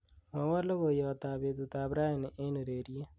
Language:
Kalenjin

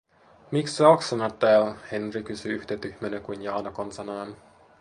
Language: Finnish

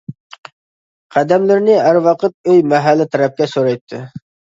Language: Uyghur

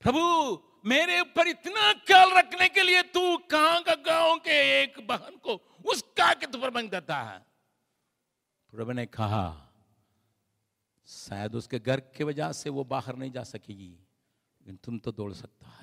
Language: Hindi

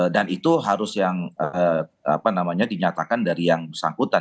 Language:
Indonesian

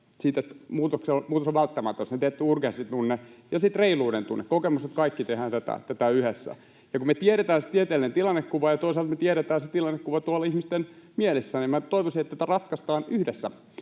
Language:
Finnish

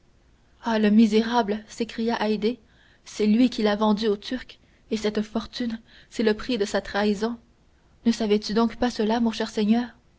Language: French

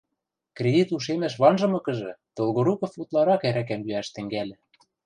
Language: Western Mari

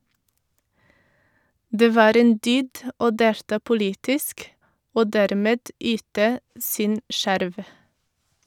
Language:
Norwegian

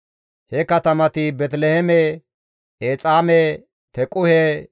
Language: Gamo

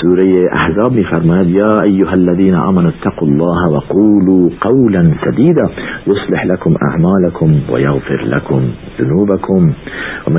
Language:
Persian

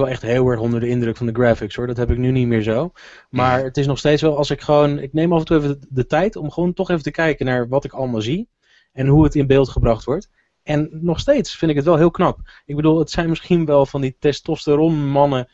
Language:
Dutch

